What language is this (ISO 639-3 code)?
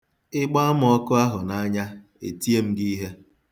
ibo